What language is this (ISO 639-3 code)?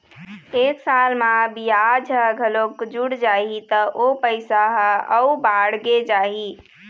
hne